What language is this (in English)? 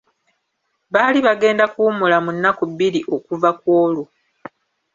Ganda